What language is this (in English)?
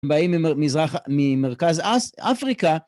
Hebrew